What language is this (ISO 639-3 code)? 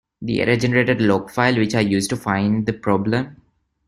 eng